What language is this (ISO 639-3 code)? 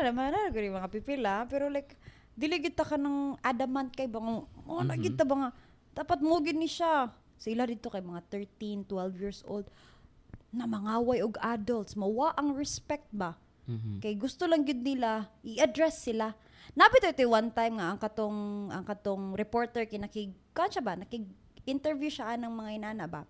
fil